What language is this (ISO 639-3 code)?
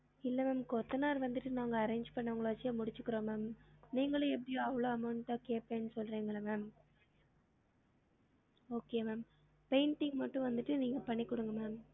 tam